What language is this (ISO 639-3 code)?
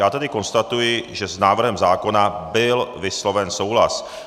ces